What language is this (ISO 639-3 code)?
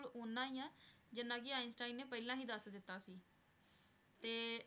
pan